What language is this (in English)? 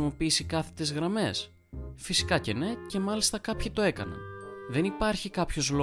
Greek